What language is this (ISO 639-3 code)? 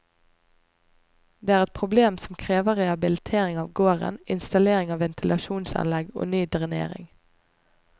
nor